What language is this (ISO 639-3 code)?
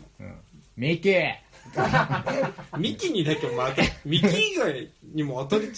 jpn